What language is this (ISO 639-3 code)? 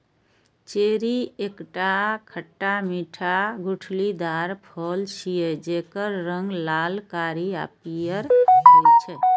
mai